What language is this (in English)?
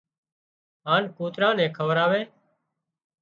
Wadiyara Koli